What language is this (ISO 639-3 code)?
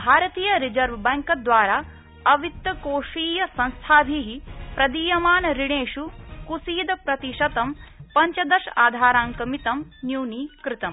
san